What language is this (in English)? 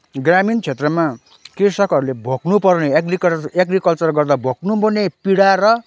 Nepali